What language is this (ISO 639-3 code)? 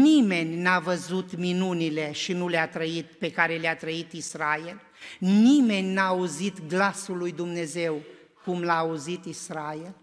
ron